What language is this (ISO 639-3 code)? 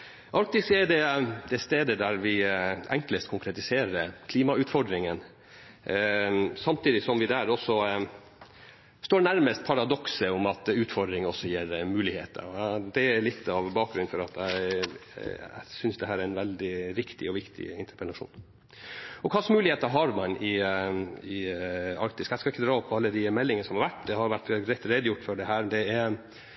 nob